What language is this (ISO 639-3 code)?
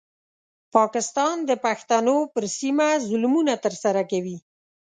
pus